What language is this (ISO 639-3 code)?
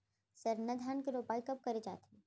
hne